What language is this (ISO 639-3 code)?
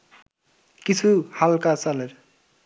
ben